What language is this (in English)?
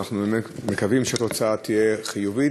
Hebrew